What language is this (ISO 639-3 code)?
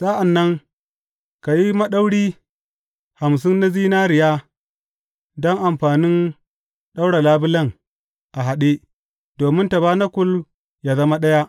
hau